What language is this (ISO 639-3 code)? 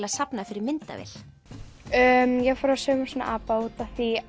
isl